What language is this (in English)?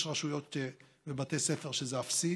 Hebrew